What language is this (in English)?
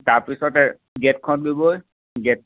Assamese